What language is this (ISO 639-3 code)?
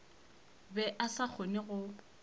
nso